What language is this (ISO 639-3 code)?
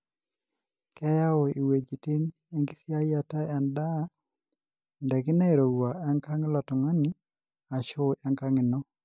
mas